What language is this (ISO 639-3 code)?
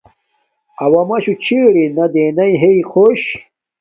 dmk